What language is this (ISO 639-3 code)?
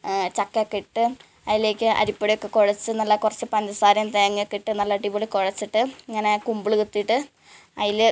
mal